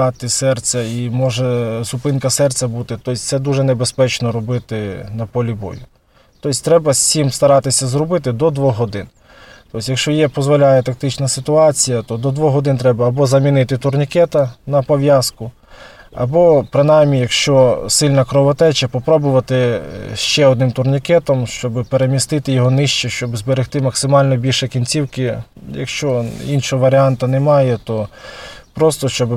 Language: Ukrainian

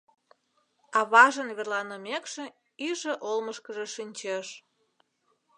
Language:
Mari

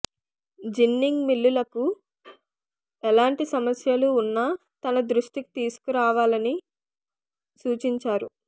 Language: Telugu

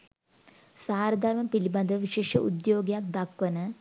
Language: Sinhala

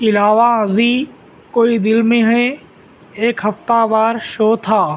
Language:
Urdu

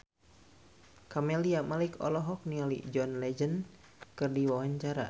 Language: Sundanese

